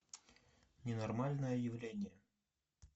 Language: Russian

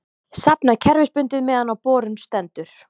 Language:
Icelandic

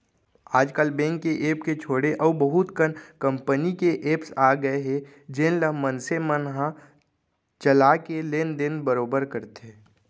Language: Chhattisgarhi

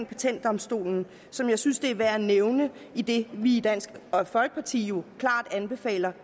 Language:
Danish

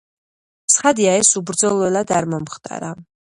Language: Georgian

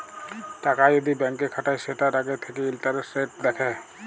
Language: Bangla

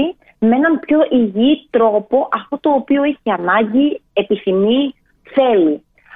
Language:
Greek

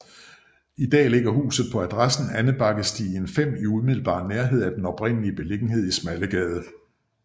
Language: Danish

